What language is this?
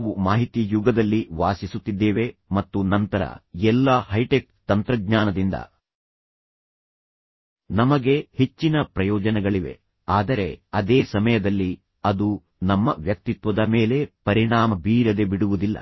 Kannada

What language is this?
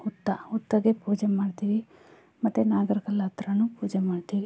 Kannada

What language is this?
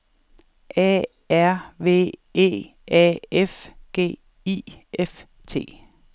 Danish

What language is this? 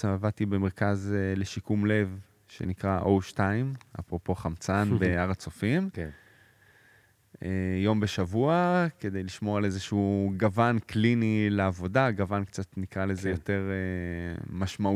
Hebrew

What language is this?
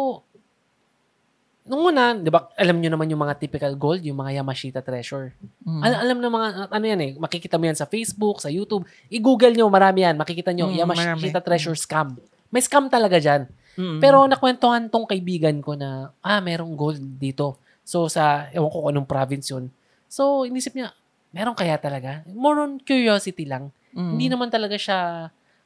Filipino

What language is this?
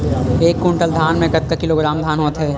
Chhattisgarhi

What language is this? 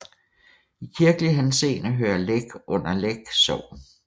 Danish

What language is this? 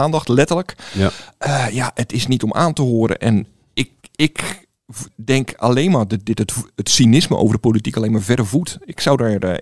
Dutch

